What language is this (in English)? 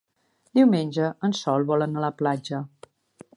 Catalan